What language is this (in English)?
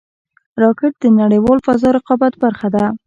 Pashto